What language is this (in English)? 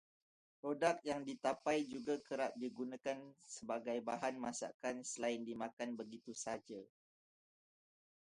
Malay